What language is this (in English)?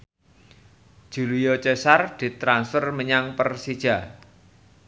Javanese